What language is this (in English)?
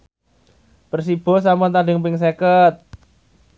Javanese